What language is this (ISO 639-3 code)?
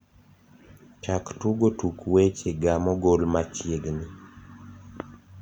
luo